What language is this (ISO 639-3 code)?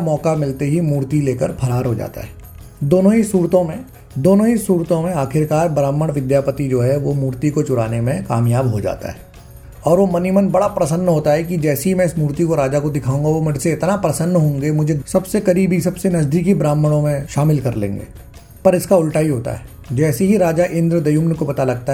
hin